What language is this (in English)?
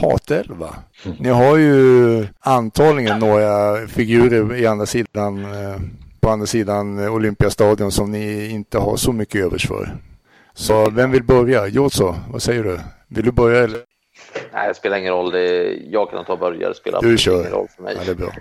Swedish